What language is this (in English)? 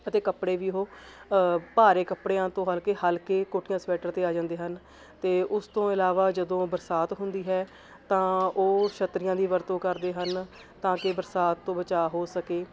Punjabi